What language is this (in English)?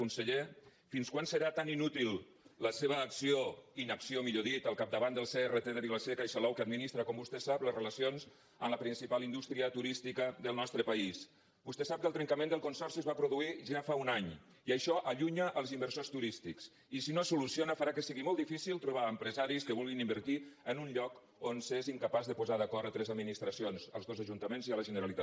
Catalan